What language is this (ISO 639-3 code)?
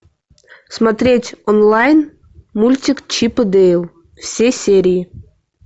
rus